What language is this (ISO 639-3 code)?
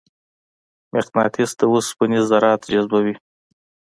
pus